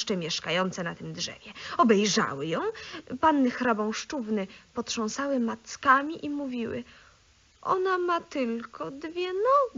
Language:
Polish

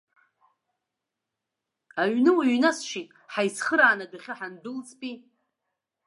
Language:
Abkhazian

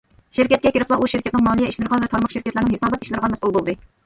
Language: Uyghur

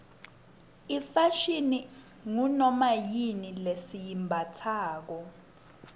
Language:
Swati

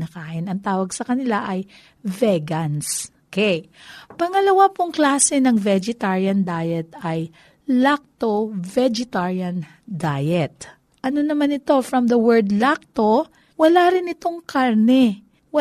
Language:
Filipino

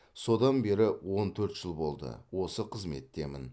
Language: Kazakh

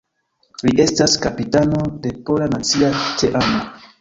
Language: Esperanto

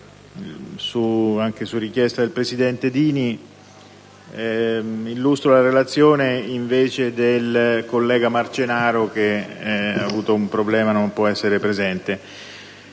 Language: Italian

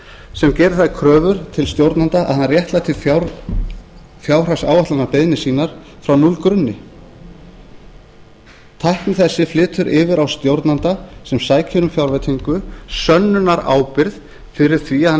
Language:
Icelandic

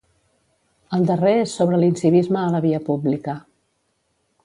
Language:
Catalan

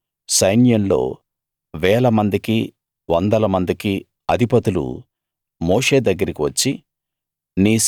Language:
Telugu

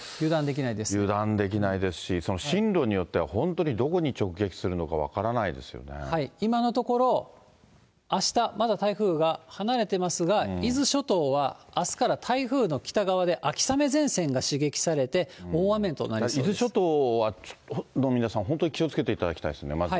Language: Japanese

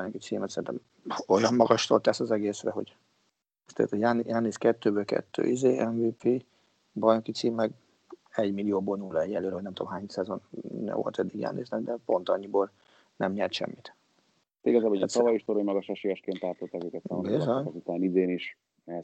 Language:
Hungarian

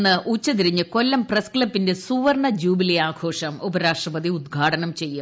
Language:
Malayalam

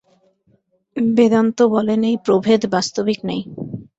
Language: Bangla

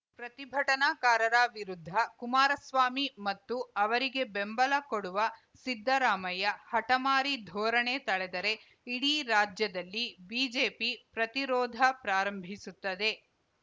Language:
Kannada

